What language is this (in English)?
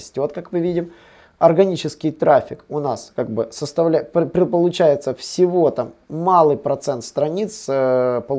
Russian